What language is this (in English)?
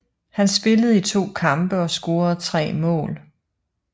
Danish